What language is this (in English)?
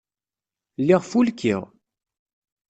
Kabyle